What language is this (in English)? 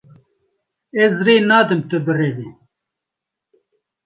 Kurdish